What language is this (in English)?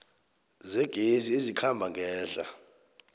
South Ndebele